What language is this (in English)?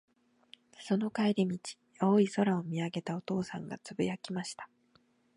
Japanese